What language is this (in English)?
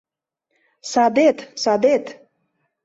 Mari